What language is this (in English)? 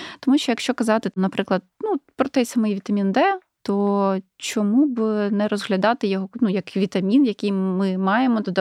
Ukrainian